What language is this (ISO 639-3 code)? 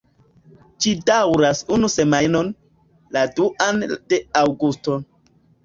epo